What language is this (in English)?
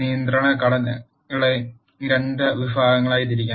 Malayalam